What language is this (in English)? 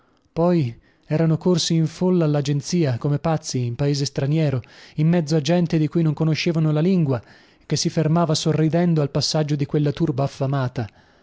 Italian